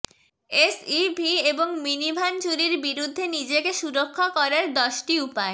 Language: Bangla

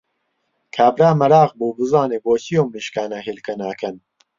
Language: Central Kurdish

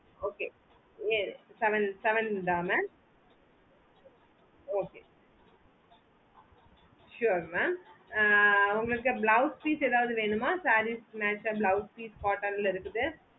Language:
Tamil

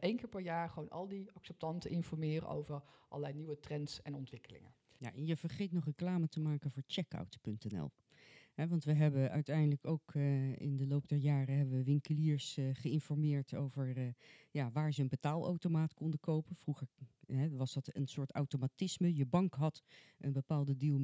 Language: Dutch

